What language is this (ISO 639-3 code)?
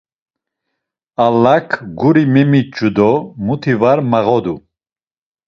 lzz